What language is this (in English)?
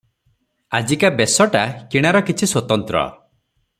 Odia